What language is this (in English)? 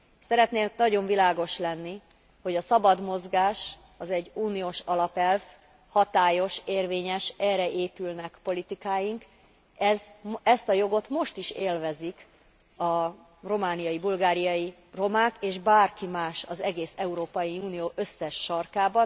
Hungarian